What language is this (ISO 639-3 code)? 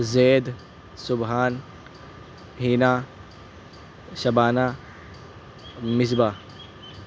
urd